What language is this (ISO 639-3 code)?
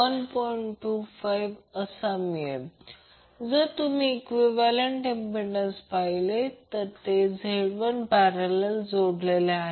mar